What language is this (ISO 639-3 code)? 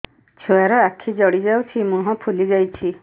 ori